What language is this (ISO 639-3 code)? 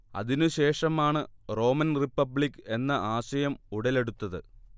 mal